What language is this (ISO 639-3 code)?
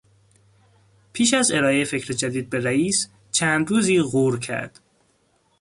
fas